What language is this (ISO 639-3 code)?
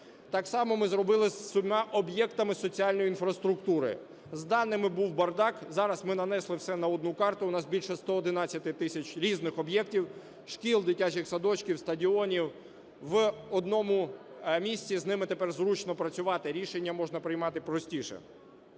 ukr